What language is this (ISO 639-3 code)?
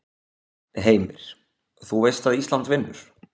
isl